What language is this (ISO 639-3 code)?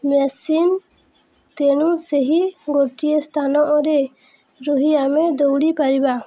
ori